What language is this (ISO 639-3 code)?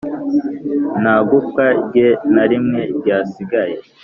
kin